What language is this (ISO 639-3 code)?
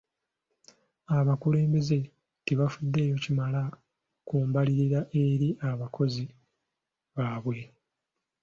lug